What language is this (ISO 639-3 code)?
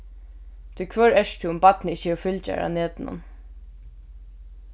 fao